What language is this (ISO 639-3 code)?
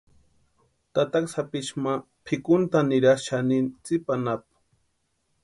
pua